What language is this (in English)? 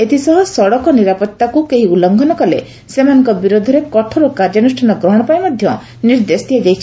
Odia